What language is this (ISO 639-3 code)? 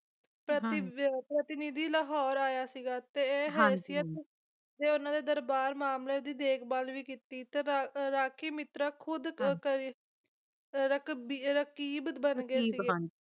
pan